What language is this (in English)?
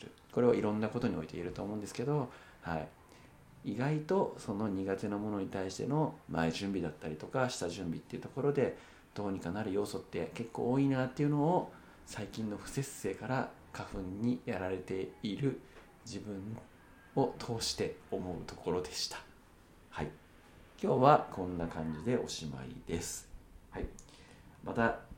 Japanese